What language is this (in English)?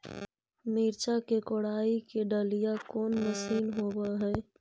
Magahi